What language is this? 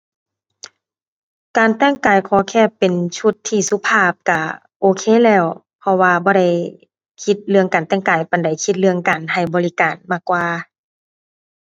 Thai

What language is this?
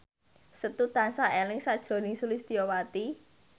Javanese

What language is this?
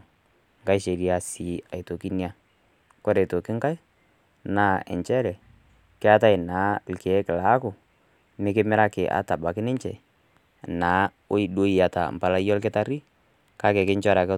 Masai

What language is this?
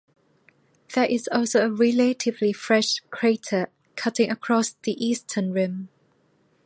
English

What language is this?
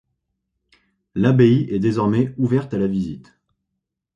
French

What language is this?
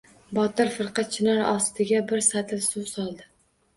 Uzbek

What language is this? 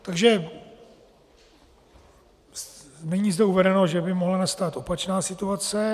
Czech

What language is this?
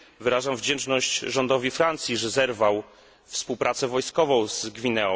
Polish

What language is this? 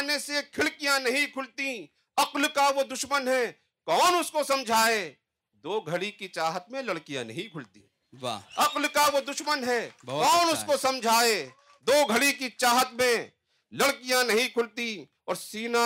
Urdu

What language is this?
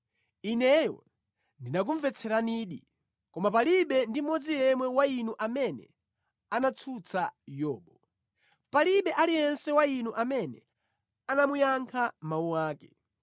Nyanja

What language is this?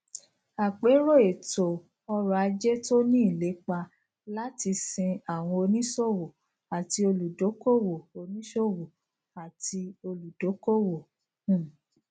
Yoruba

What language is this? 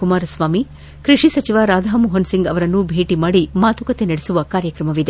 Kannada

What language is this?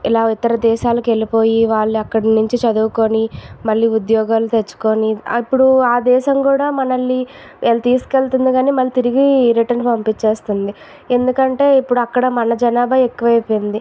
Telugu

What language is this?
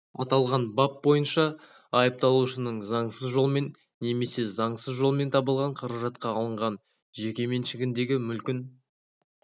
Kazakh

